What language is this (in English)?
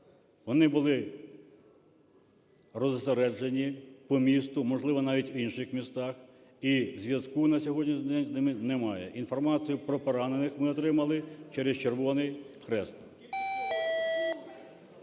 Ukrainian